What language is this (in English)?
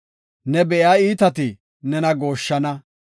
Gofa